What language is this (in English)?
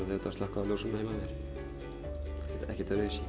Icelandic